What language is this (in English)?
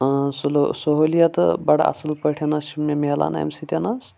Kashmiri